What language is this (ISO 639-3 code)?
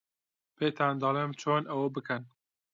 ckb